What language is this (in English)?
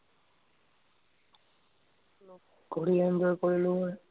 Assamese